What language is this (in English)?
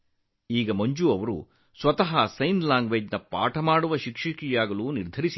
Kannada